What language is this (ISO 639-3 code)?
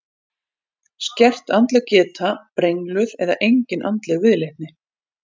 isl